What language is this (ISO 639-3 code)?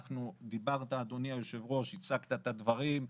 heb